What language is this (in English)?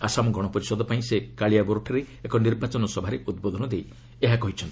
Odia